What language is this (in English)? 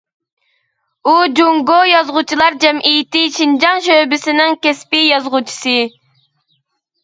Uyghur